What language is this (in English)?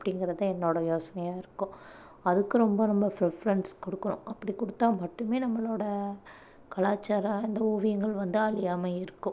Tamil